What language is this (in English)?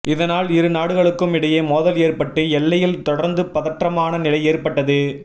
Tamil